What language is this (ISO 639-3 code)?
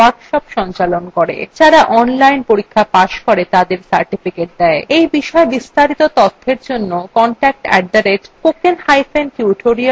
ben